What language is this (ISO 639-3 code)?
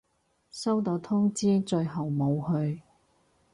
yue